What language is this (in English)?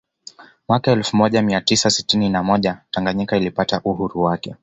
Swahili